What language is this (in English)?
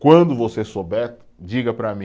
Portuguese